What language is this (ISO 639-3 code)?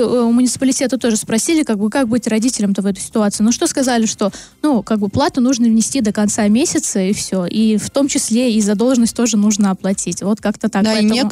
rus